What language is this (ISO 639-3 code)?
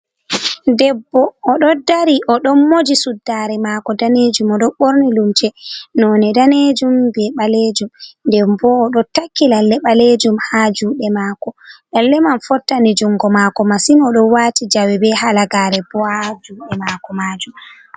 ful